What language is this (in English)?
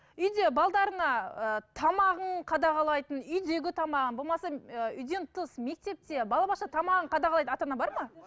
Kazakh